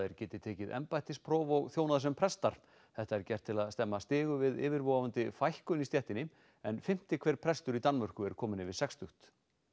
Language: Icelandic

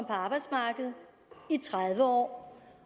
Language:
Danish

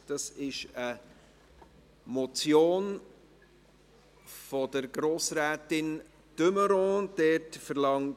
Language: Swiss German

